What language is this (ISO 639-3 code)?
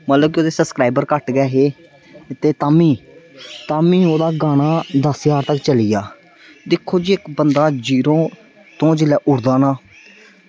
doi